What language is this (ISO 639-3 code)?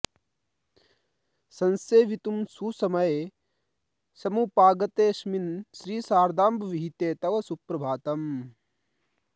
san